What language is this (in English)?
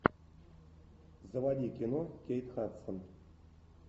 Russian